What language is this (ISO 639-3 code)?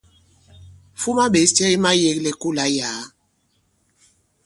abb